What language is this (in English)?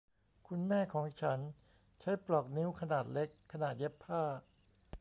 Thai